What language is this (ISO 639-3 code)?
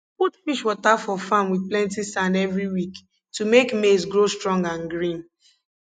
pcm